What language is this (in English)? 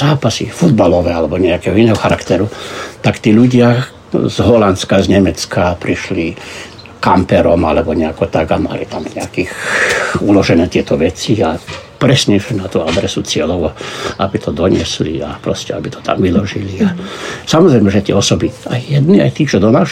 Slovak